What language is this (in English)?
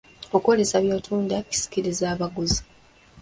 Ganda